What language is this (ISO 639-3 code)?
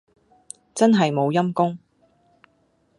yue